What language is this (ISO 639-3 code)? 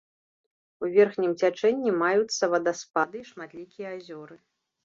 bel